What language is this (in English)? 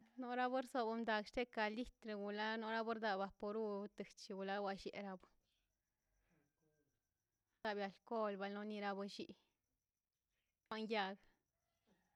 Mazaltepec Zapotec